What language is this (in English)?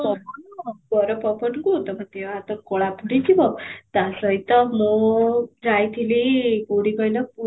Odia